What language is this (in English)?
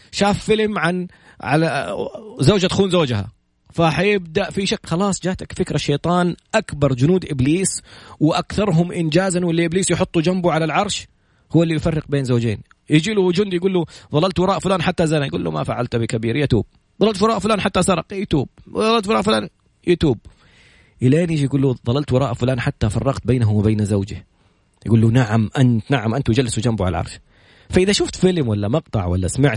Arabic